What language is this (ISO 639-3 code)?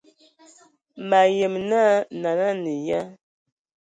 ewo